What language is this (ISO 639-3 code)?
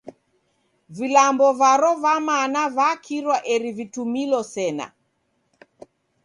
dav